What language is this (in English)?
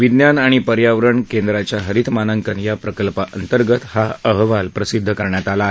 Marathi